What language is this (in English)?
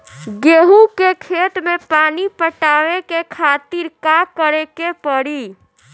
Bhojpuri